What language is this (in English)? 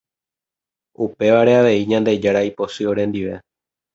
Guarani